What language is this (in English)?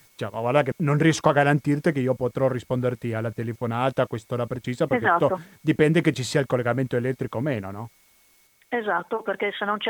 Italian